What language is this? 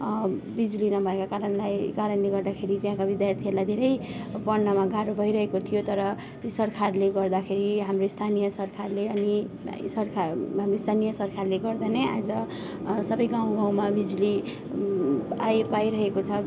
Nepali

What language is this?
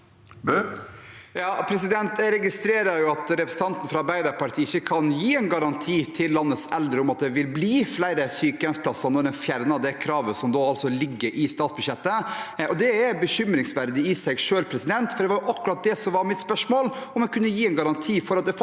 Norwegian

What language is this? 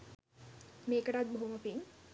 Sinhala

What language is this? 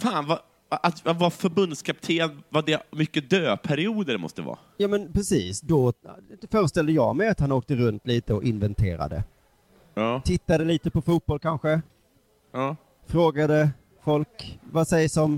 Swedish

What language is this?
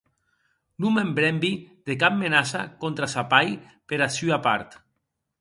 Occitan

